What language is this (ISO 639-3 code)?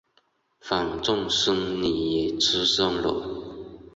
zho